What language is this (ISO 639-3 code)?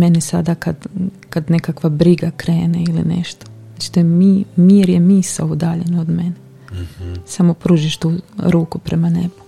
hrv